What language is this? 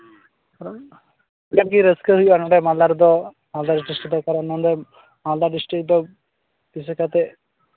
Santali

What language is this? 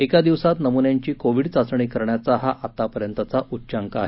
Marathi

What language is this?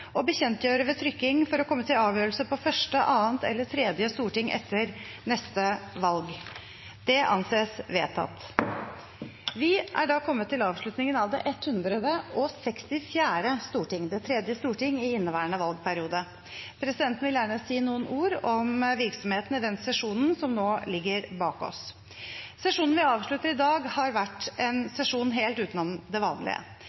Norwegian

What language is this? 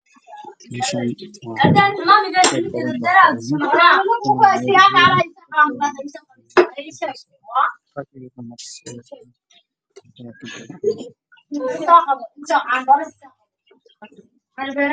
Somali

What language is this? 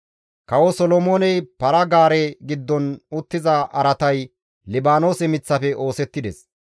Gamo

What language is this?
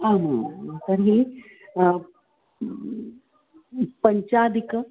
Sanskrit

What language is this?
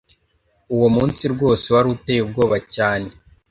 Kinyarwanda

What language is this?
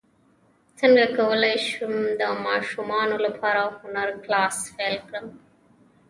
Pashto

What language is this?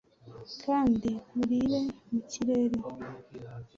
Kinyarwanda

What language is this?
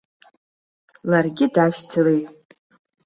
Abkhazian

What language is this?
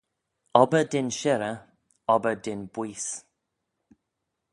Manx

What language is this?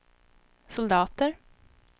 Swedish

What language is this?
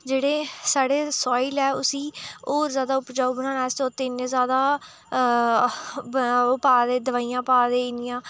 Dogri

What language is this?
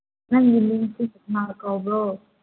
Manipuri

